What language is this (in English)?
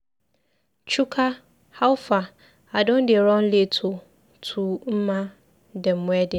Nigerian Pidgin